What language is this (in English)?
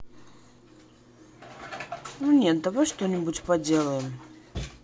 Russian